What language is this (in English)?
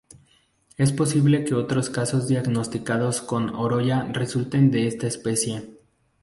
Spanish